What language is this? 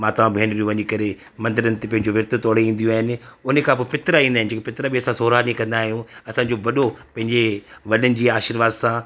Sindhi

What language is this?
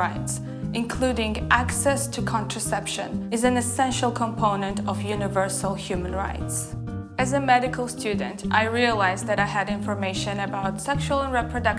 English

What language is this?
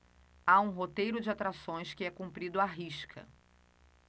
Portuguese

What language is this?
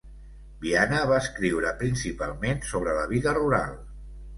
Catalan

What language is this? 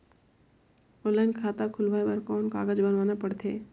Chhattisgarhi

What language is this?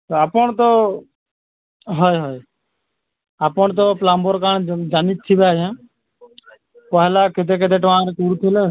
Odia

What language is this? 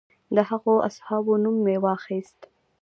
Pashto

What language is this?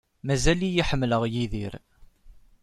Kabyle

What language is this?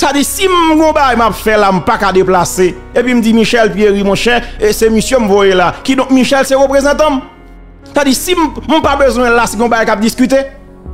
French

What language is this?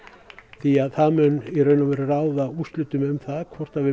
Icelandic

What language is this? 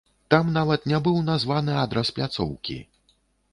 Belarusian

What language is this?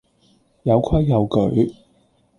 Cantonese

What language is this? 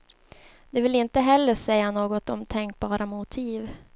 Swedish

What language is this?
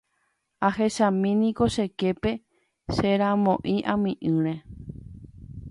Guarani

